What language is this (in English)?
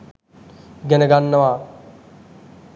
Sinhala